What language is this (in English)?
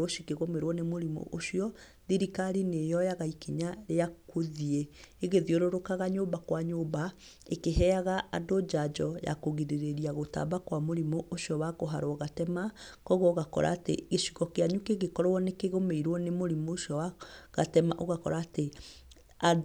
Kikuyu